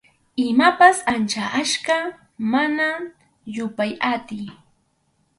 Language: Arequipa-La Unión Quechua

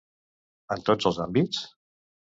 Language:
Catalan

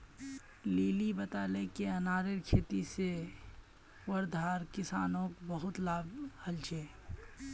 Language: Magahi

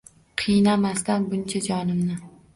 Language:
Uzbek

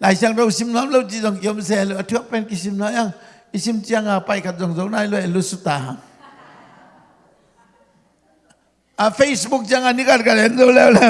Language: Indonesian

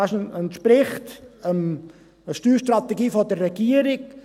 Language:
Swiss German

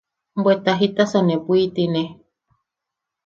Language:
Yaqui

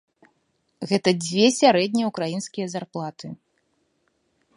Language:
Belarusian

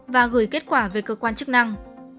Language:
Vietnamese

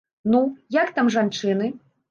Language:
Belarusian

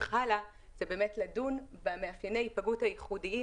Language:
Hebrew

